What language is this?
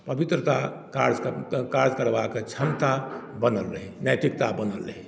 Maithili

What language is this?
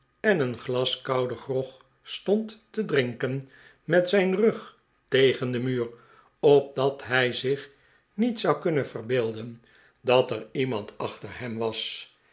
Dutch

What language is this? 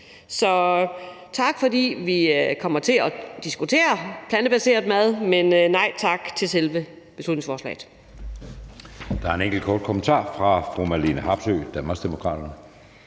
Danish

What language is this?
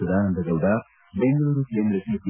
Kannada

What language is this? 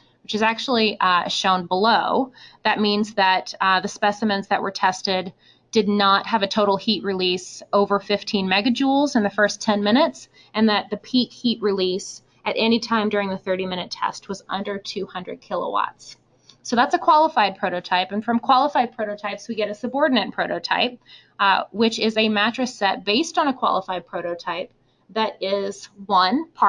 English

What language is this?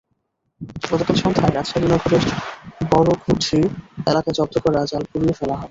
Bangla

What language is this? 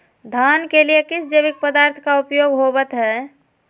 Magahi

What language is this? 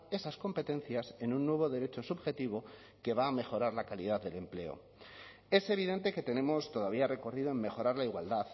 Spanish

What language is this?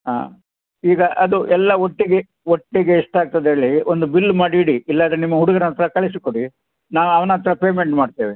Kannada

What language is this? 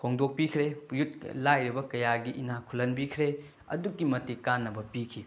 Manipuri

